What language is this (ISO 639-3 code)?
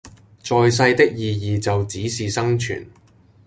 yue